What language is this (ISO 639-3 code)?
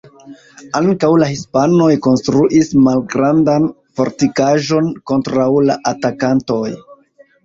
epo